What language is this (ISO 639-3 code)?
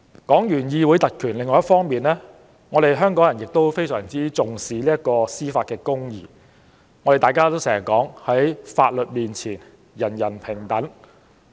yue